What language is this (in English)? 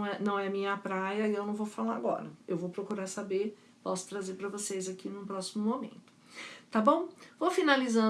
Portuguese